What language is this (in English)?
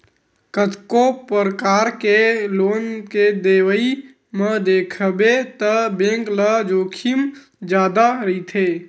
Chhattisgarhi